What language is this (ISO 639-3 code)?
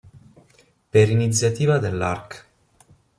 ita